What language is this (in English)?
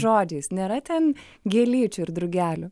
Lithuanian